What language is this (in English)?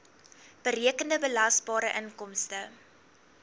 Afrikaans